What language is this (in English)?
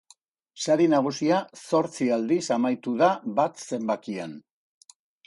Basque